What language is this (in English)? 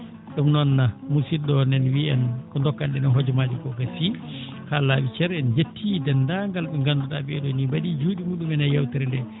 Fula